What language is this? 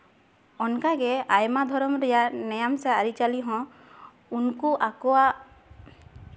Santali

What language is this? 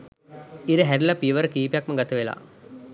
Sinhala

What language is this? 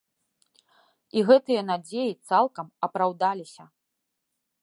Belarusian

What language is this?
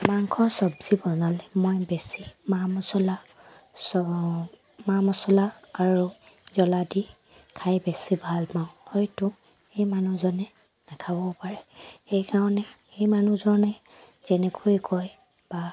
Assamese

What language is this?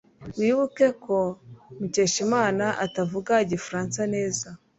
Kinyarwanda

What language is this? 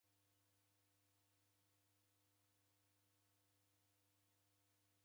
Taita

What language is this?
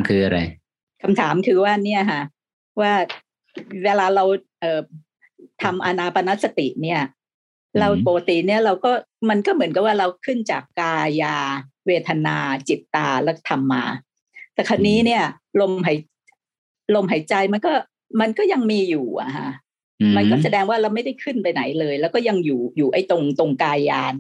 Thai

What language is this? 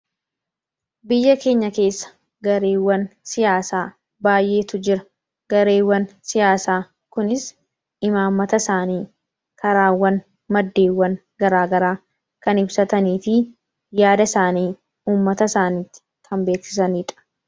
Oromo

